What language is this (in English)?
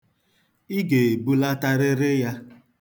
Igbo